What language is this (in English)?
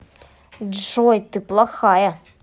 Russian